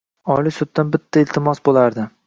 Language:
Uzbek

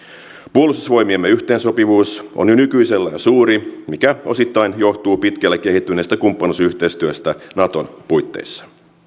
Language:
Finnish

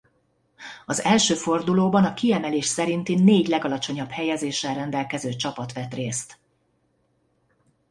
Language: Hungarian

